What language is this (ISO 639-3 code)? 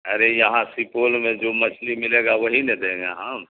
urd